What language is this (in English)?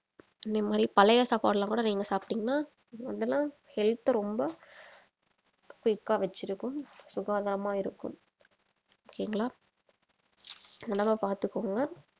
Tamil